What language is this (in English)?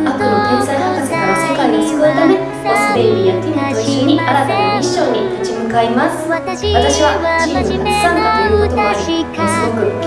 Japanese